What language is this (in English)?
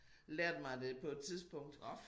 Danish